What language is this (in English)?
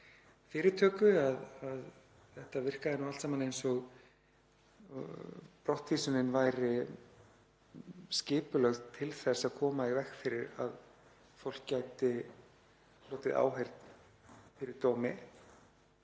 Icelandic